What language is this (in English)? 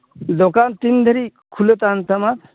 Santali